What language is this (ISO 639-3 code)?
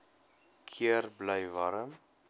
afr